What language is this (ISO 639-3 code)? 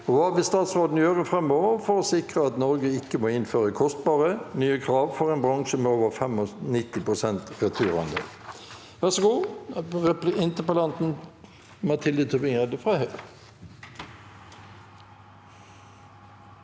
nor